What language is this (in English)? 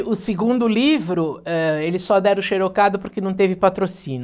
Portuguese